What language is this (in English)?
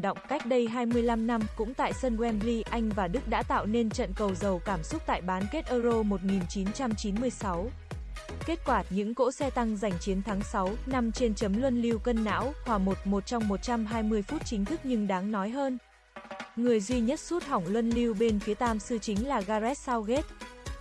Vietnamese